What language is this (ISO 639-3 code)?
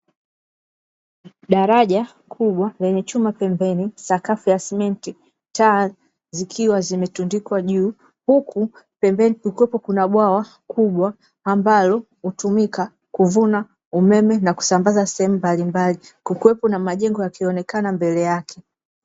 swa